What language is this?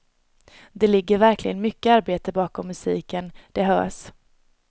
Swedish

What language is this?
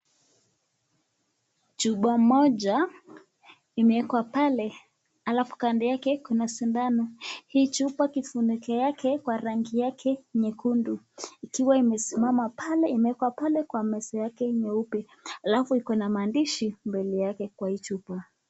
Swahili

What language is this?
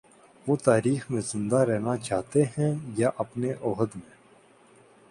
Urdu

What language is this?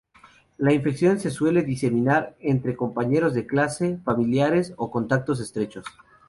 Spanish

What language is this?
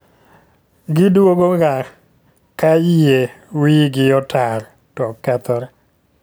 Luo (Kenya and Tanzania)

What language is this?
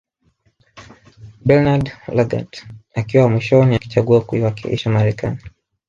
Swahili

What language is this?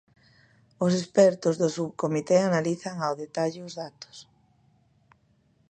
Galician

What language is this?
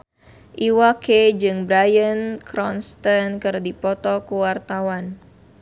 Sundanese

